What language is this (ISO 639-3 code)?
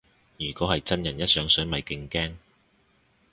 yue